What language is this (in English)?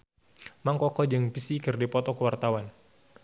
Sundanese